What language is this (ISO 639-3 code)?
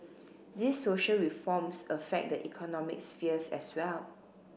eng